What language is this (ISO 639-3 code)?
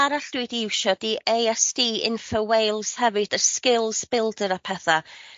cym